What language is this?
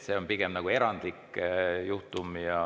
Estonian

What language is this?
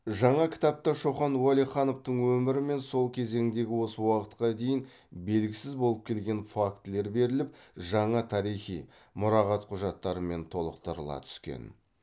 Kazakh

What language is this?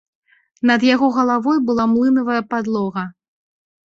Belarusian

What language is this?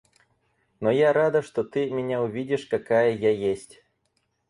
Russian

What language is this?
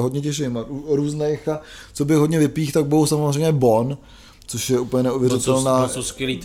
Czech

